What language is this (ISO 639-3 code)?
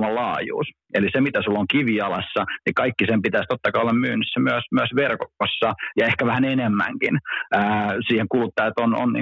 fin